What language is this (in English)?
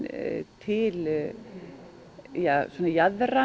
Icelandic